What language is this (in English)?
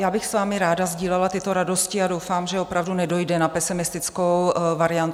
Czech